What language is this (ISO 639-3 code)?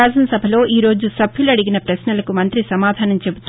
tel